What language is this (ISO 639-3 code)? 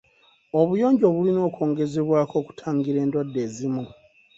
lug